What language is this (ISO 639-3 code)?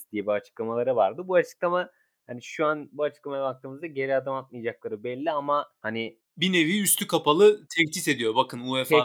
tur